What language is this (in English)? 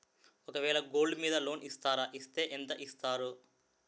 Telugu